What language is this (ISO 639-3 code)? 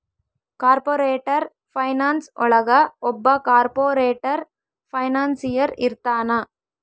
kan